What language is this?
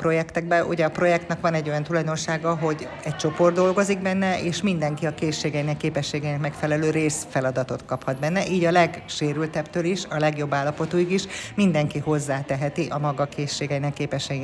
Hungarian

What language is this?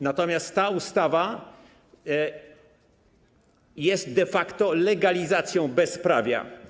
Polish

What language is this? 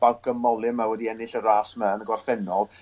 Welsh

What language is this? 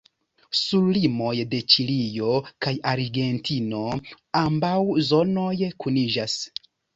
Esperanto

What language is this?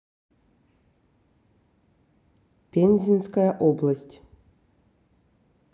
Russian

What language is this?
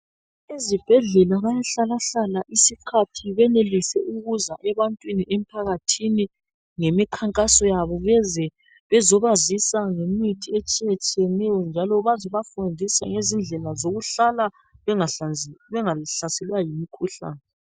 North Ndebele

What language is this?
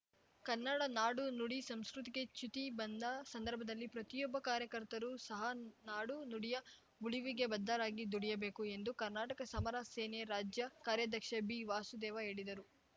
Kannada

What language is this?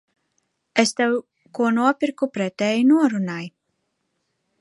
Latvian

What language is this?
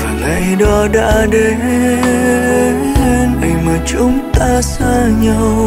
Vietnamese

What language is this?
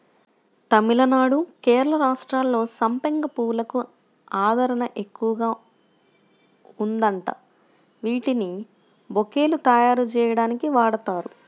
Telugu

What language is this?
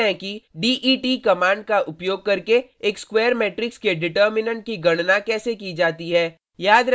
Hindi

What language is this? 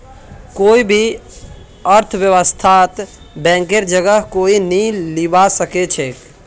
Magahi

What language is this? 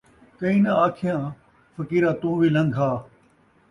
Saraiki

